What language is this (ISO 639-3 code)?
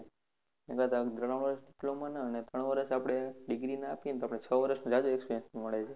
guj